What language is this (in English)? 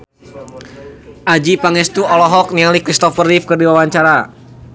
Sundanese